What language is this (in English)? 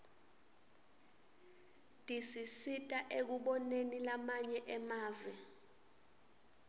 Swati